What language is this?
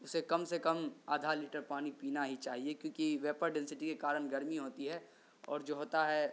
Urdu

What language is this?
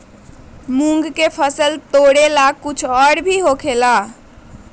Magahi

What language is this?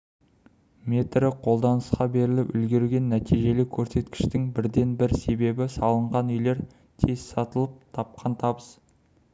Kazakh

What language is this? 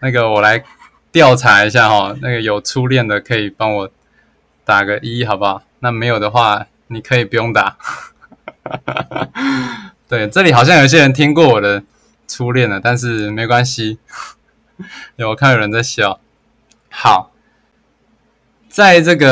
Chinese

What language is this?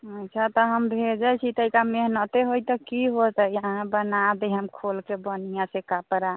Maithili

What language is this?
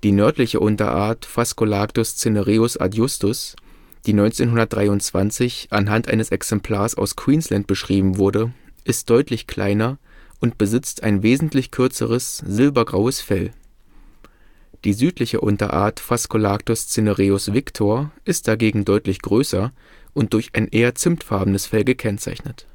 German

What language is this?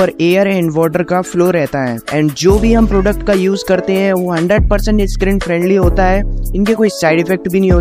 Hindi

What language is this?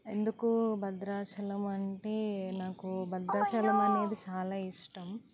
Telugu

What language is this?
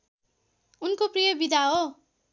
Nepali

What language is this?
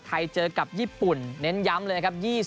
Thai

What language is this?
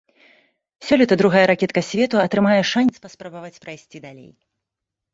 Belarusian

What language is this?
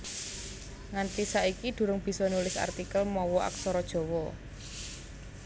Javanese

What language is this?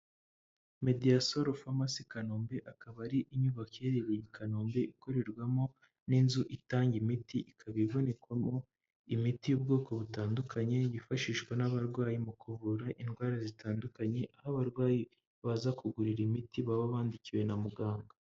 Kinyarwanda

